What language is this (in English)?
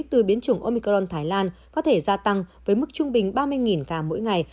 Vietnamese